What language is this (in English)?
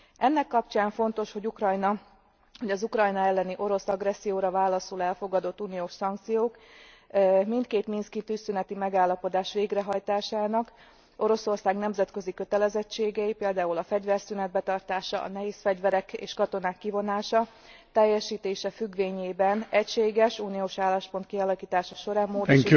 Hungarian